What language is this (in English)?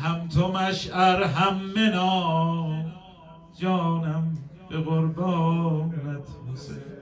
Persian